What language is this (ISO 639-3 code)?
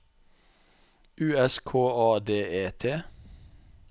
nor